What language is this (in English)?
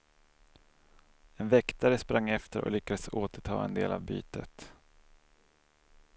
Swedish